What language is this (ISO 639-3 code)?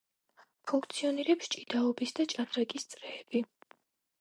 kat